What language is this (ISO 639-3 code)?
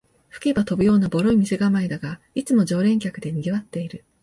jpn